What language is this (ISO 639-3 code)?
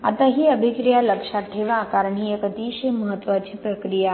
mar